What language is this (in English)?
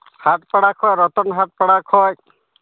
Santali